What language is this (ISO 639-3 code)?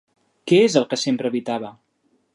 cat